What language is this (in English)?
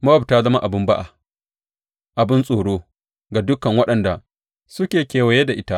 Hausa